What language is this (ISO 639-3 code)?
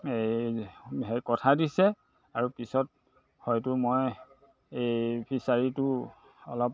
asm